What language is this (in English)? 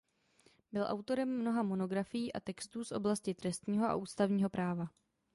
Czech